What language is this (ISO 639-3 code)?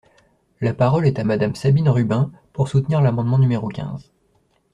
fra